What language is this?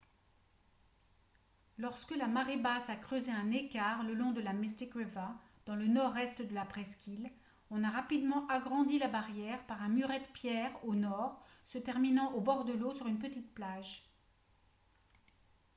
French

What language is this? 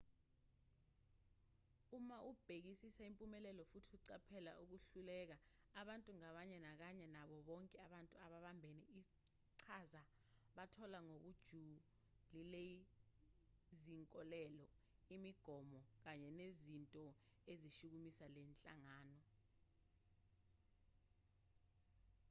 Zulu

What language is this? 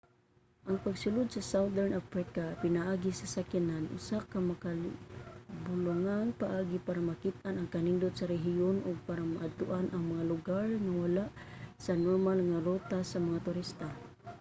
Cebuano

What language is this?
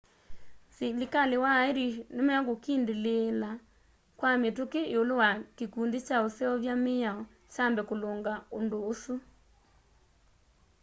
Kamba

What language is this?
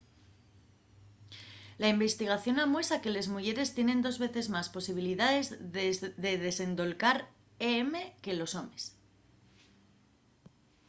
Asturian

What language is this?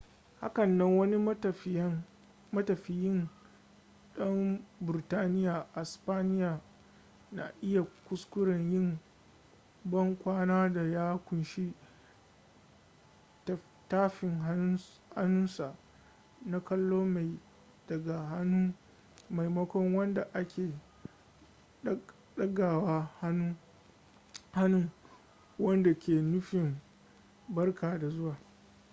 Hausa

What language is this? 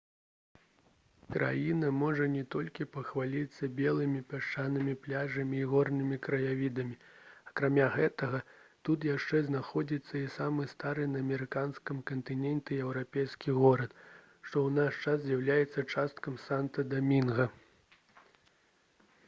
Belarusian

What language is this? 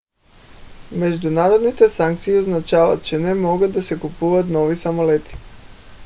Bulgarian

